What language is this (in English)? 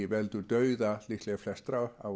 Icelandic